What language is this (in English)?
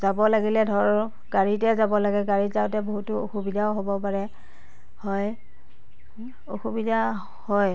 Assamese